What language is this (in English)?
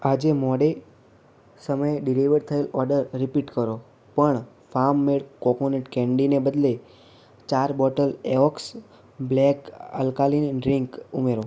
Gujarati